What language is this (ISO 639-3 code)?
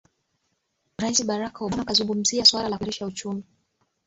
swa